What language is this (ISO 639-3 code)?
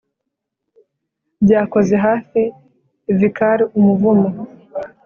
kin